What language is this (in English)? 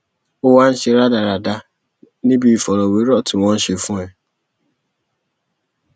Yoruba